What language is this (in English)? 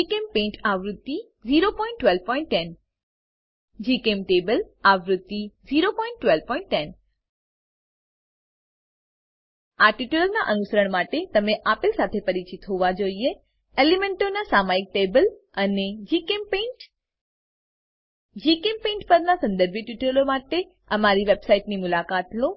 Gujarati